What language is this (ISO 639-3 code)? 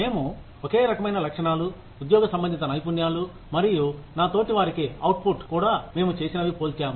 tel